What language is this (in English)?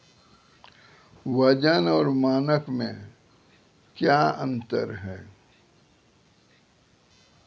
Maithili